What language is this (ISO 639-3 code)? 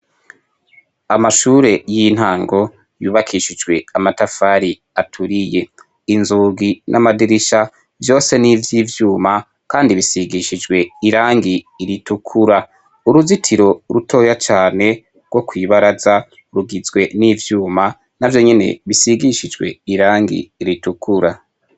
run